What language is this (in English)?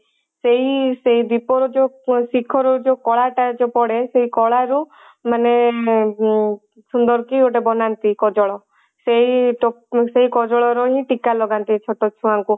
Odia